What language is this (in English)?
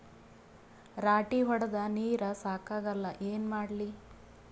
Kannada